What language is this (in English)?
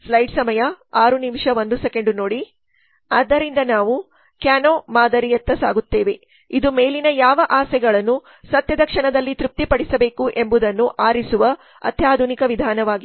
Kannada